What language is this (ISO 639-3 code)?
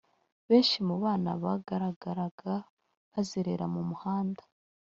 kin